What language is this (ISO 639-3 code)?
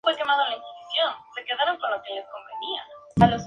spa